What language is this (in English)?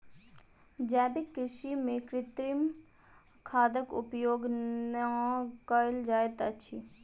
Maithili